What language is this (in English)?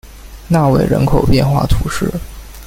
Chinese